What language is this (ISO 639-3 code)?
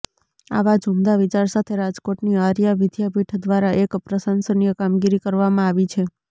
guj